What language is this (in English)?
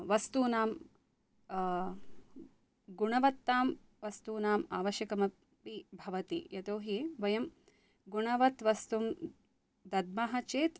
Sanskrit